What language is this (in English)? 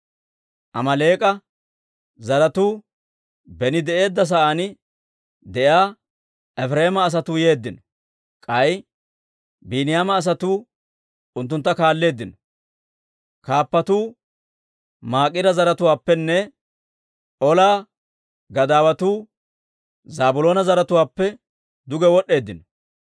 Dawro